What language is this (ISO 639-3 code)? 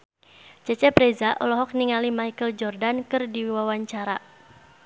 sun